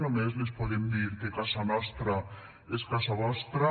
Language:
Catalan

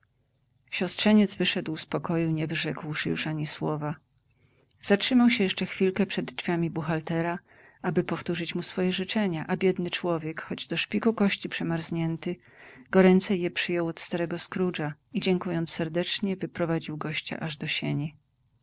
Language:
Polish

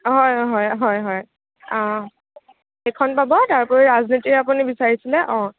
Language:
Assamese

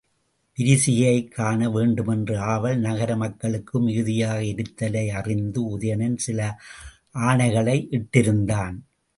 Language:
Tamil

